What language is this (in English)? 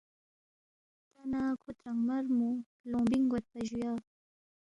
Balti